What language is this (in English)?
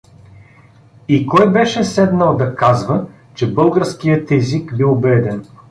Bulgarian